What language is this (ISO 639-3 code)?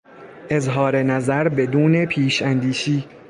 fas